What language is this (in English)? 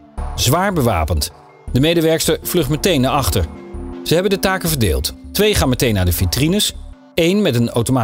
Dutch